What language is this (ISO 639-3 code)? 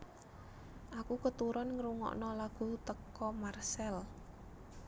jav